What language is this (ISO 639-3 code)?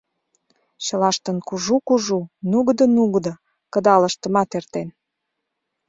chm